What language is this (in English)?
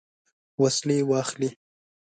Pashto